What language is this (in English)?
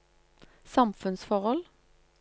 Norwegian